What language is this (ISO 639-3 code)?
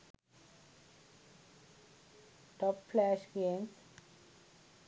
sin